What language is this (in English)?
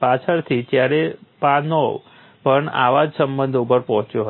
Gujarati